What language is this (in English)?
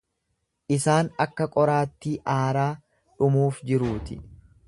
Oromo